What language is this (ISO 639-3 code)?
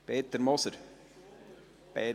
gsw